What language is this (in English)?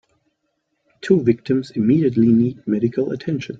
English